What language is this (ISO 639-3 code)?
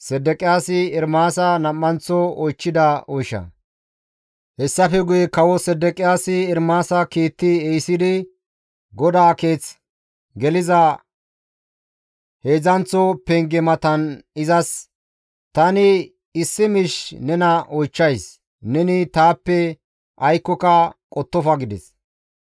gmv